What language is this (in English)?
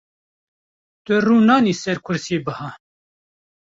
Kurdish